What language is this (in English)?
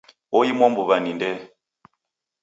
Taita